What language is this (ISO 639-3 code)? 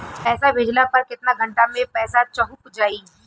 bho